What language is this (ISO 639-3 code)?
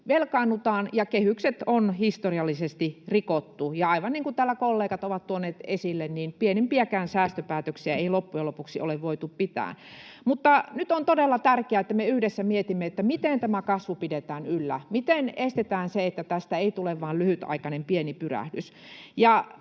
fin